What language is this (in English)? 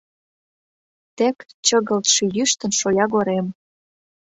Mari